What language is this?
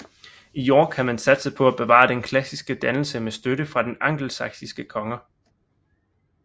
Danish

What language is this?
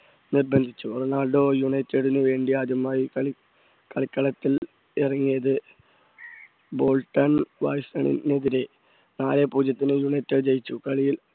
Malayalam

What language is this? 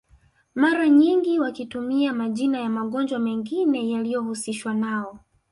Swahili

